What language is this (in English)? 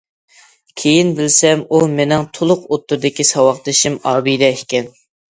Uyghur